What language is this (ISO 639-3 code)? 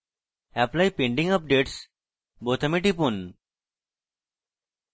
ben